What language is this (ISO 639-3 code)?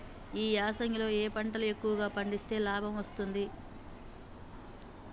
tel